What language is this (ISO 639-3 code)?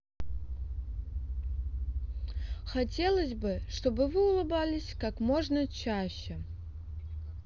rus